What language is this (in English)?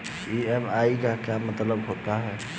Hindi